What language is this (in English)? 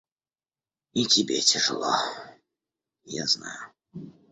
Russian